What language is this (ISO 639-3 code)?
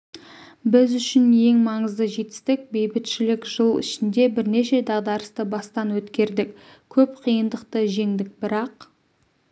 kaz